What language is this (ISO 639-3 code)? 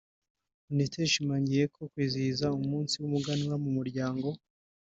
kin